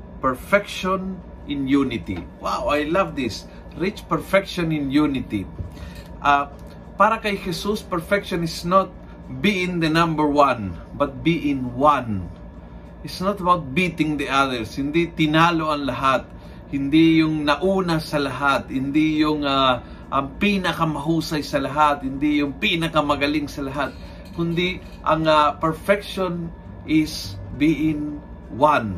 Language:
Filipino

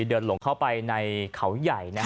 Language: Thai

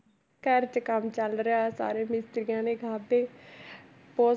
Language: Punjabi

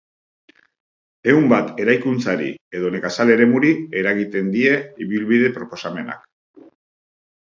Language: Basque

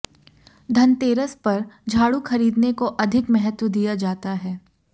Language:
Hindi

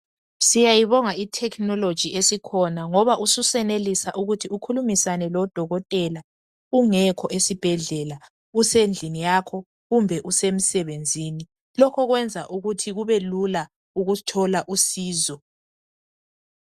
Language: North Ndebele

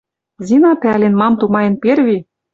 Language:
Western Mari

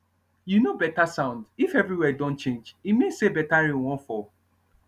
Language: Nigerian Pidgin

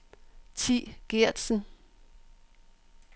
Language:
Danish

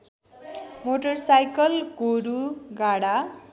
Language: Nepali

